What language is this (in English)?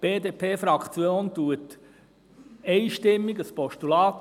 Swiss German